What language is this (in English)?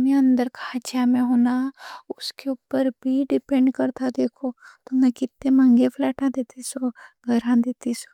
Deccan